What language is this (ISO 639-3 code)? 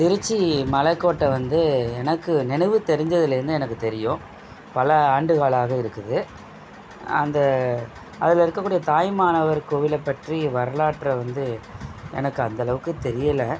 tam